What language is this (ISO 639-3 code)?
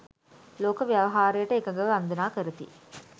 sin